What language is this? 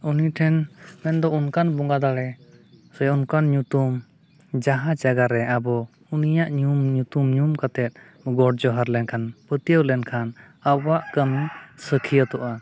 Santali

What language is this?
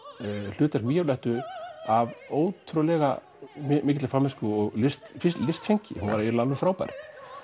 Icelandic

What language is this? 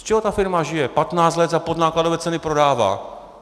Czech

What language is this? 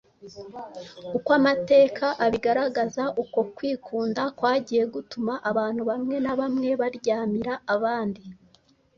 Kinyarwanda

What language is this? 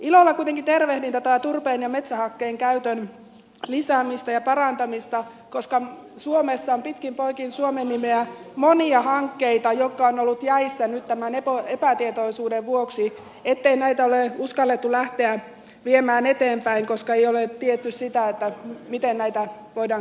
Finnish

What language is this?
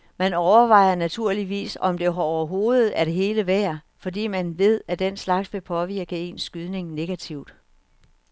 Danish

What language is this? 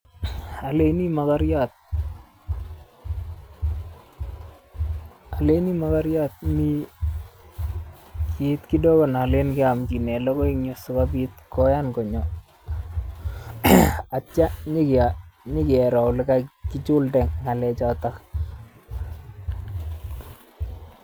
Kalenjin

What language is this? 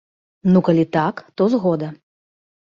Belarusian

